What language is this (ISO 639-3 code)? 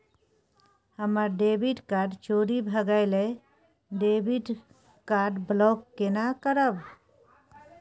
mai